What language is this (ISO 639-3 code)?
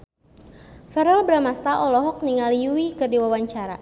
sun